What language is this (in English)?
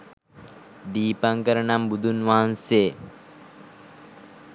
Sinhala